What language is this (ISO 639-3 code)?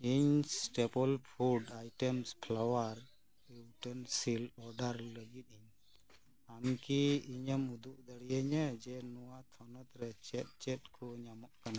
sat